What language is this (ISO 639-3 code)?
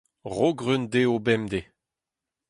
bre